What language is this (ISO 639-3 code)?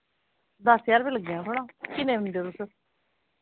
doi